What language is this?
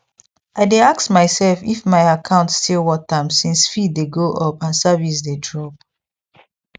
Nigerian Pidgin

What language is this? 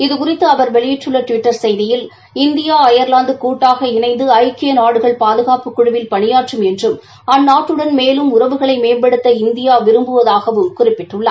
Tamil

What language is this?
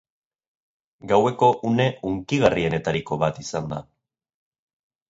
Basque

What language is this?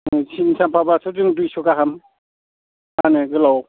Bodo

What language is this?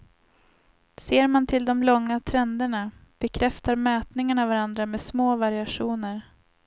Swedish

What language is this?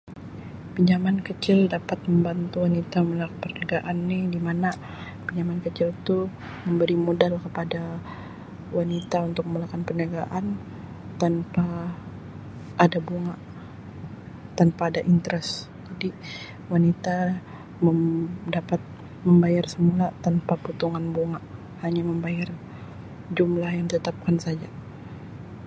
Sabah Malay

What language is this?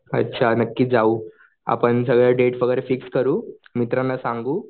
Marathi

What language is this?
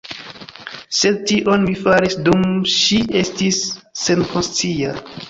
Esperanto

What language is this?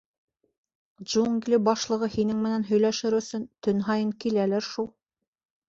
Bashkir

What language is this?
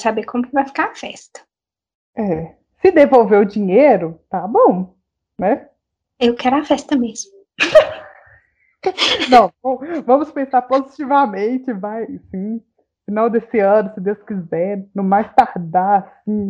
Portuguese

